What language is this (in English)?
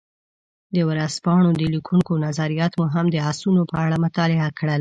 Pashto